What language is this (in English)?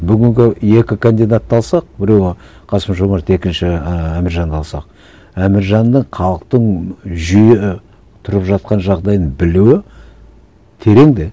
Kazakh